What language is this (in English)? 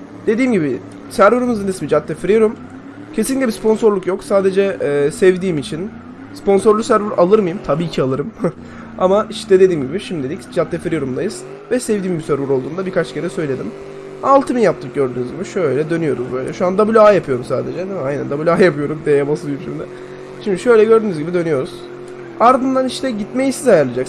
Turkish